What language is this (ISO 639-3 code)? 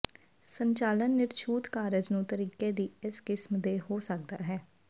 pan